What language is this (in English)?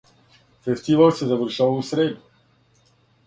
Serbian